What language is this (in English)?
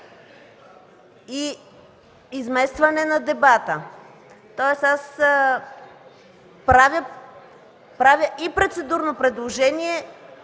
Bulgarian